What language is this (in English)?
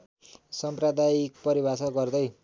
Nepali